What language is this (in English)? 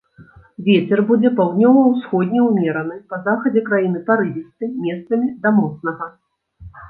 Belarusian